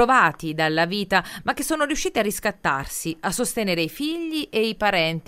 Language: Italian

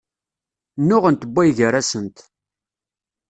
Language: Kabyle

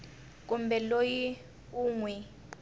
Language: Tsonga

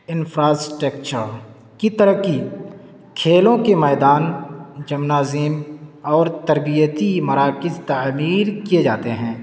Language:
Urdu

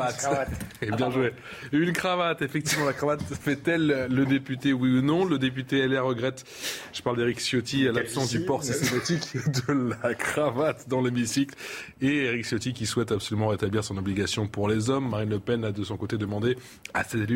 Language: French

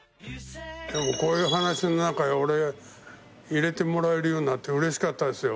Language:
Japanese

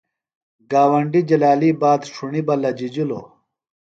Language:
Phalura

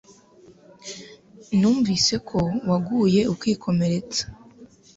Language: Kinyarwanda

